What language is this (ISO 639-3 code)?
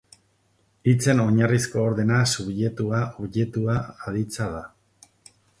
eus